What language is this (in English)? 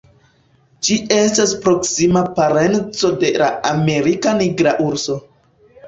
Esperanto